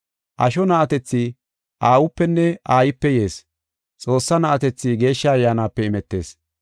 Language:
Gofa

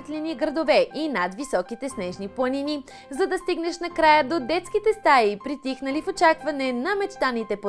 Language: Romanian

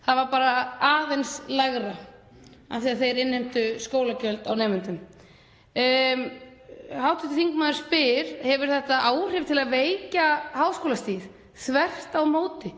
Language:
Icelandic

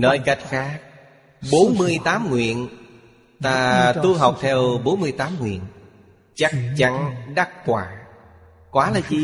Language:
Vietnamese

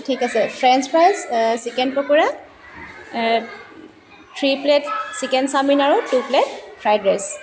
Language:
Assamese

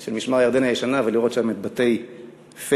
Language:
Hebrew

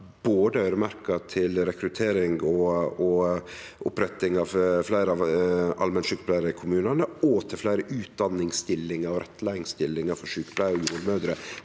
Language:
Norwegian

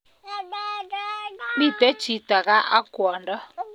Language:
Kalenjin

